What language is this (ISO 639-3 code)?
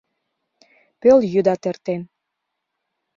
chm